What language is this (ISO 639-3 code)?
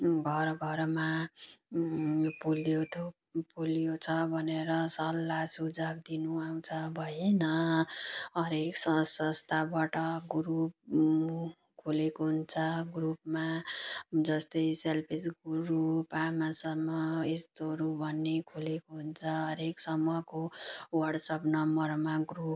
nep